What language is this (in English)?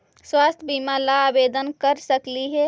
Magahi